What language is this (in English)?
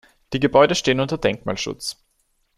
German